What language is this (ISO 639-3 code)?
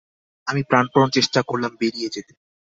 ben